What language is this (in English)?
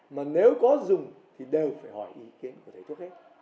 Vietnamese